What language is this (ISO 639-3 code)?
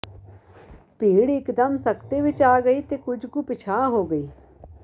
pan